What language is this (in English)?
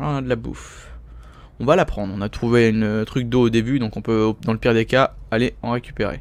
French